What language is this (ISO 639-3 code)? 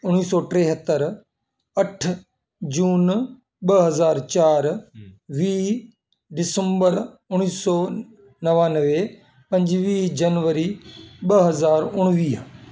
snd